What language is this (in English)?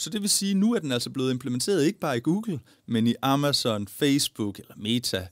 Danish